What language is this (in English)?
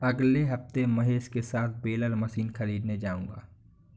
Hindi